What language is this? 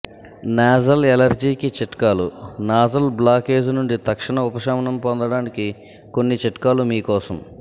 Telugu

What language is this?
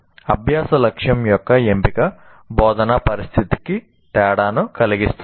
Telugu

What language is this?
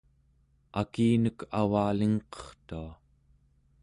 Central Yupik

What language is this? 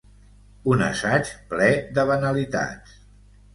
Catalan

